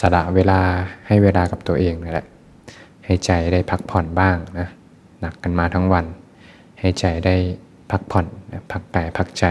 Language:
Thai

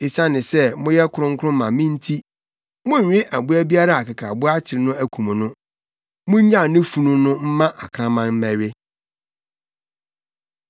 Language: Akan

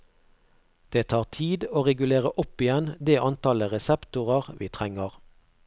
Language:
Norwegian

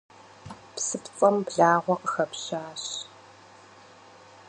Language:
Kabardian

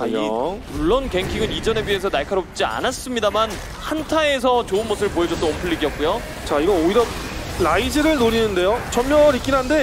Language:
Korean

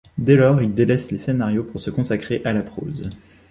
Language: French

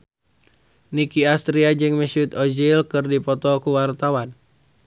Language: Sundanese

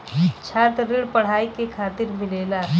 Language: Bhojpuri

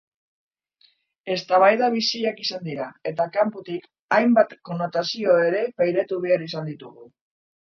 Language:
Basque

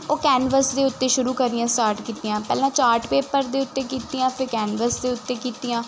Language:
Punjabi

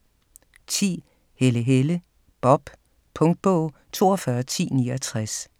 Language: Danish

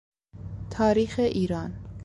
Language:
Persian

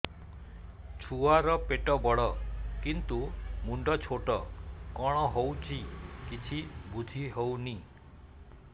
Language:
Odia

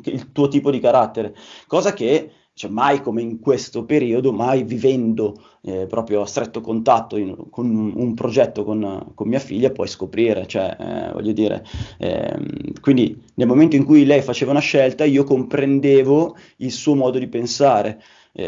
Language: Italian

